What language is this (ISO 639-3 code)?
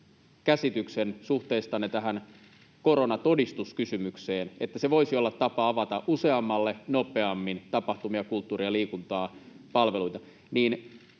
fin